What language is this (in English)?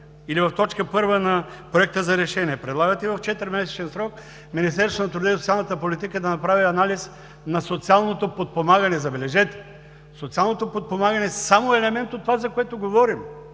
Bulgarian